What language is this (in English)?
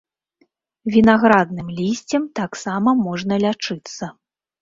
Belarusian